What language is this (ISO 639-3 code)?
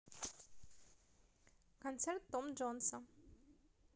rus